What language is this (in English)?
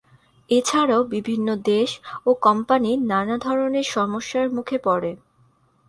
Bangla